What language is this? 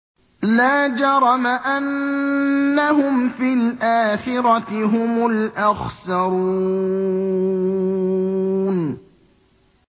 Arabic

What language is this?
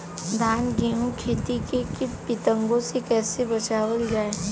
Bhojpuri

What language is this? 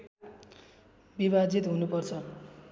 Nepali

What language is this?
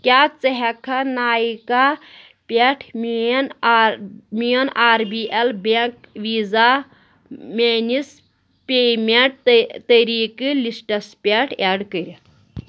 Kashmiri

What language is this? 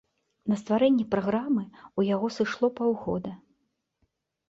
Belarusian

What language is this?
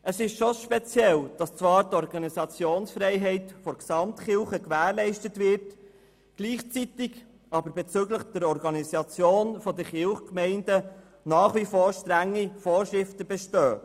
Swiss German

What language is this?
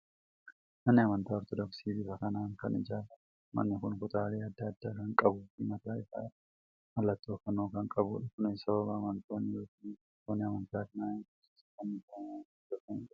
Oromo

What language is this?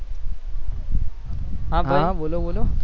Gujarati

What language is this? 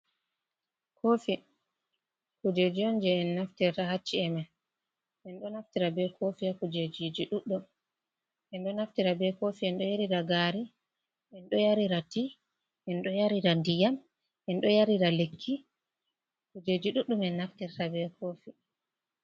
Fula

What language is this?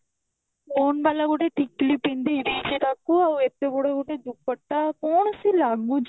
Odia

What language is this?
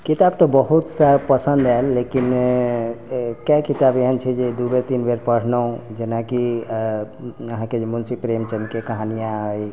Maithili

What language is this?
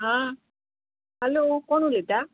Konkani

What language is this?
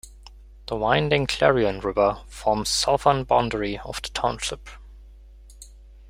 English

